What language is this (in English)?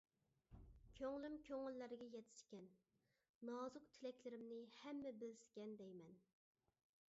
Uyghur